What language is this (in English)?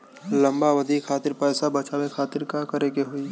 Bhojpuri